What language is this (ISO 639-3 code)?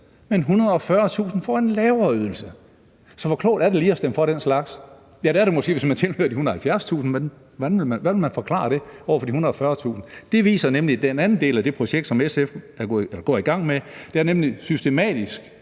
dan